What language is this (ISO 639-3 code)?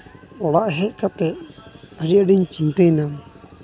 sat